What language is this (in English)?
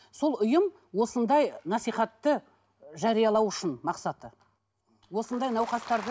Kazakh